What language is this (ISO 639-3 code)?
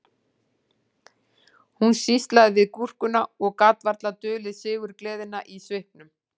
isl